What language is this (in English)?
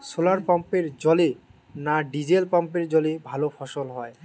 Bangla